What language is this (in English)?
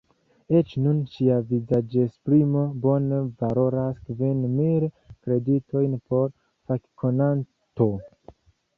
Esperanto